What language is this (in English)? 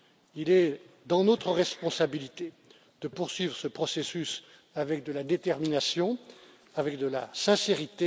French